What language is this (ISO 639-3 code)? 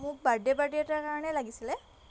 asm